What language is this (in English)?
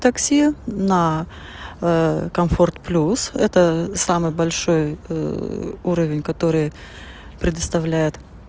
Russian